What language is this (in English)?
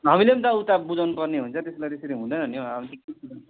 Nepali